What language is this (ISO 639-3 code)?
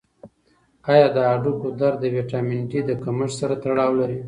pus